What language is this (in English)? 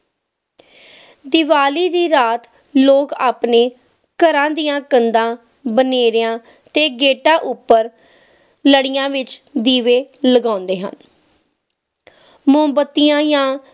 Punjabi